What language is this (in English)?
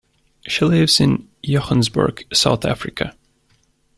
English